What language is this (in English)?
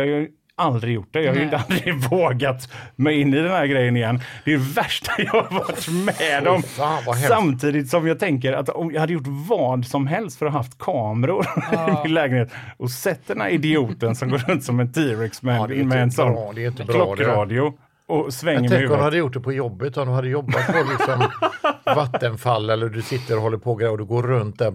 Swedish